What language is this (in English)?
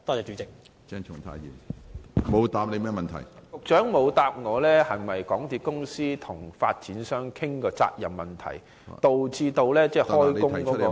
Cantonese